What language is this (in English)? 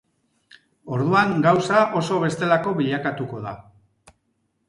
Basque